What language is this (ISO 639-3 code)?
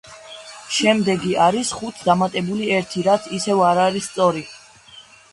kat